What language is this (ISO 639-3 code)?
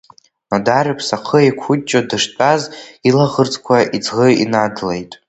abk